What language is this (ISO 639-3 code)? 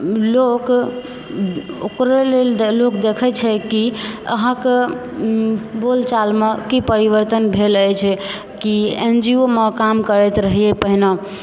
mai